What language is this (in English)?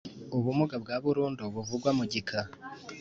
Kinyarwanda